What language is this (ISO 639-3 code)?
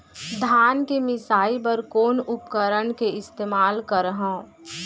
hne